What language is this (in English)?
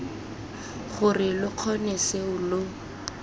Tswana